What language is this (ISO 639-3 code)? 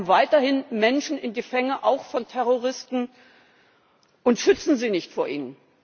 deu